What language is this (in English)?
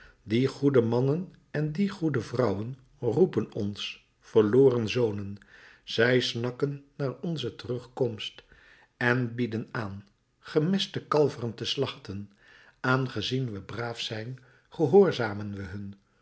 Dutch